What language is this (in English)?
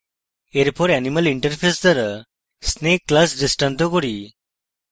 Bangla